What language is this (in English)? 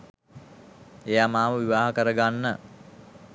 Sinhala